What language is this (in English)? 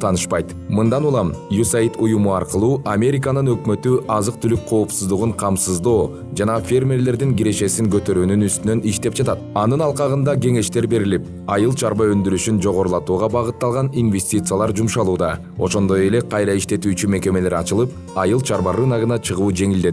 Russian